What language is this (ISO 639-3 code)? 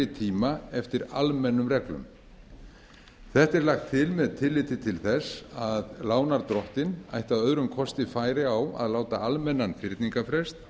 isl